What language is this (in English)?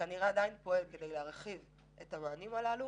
Hebrew